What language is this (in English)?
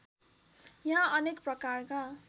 Nepali